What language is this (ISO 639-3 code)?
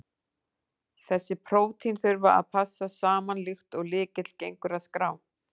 isl